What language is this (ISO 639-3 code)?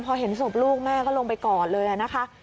tha